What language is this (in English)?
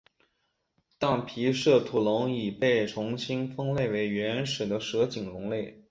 Chinese